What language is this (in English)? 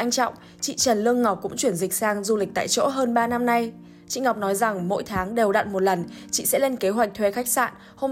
Vietnamese